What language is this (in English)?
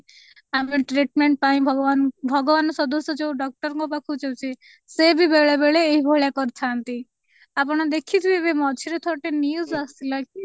Odia